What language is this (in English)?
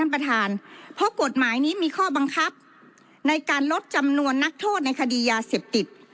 Thai